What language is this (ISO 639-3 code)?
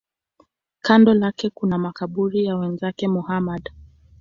swa